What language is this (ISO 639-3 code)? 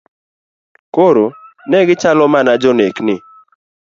luo